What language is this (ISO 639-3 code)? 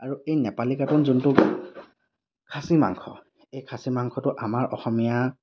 asm